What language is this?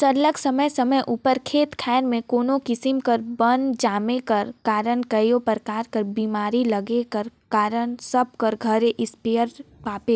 Chhattisgarhi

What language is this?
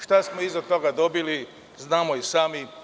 Serbian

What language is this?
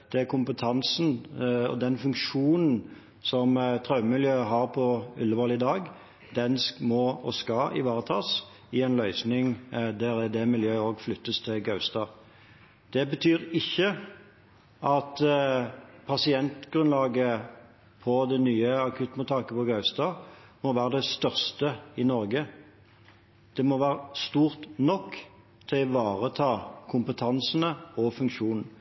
Norwegian Bokmål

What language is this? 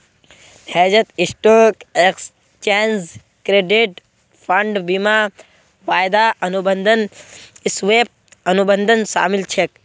Magahi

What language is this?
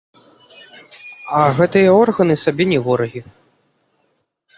Belarusian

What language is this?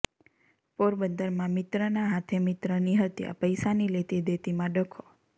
Gujarati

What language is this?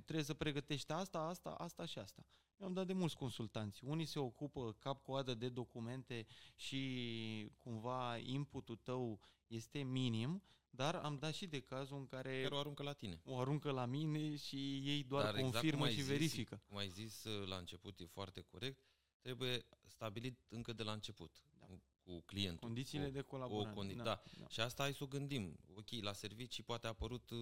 Romanian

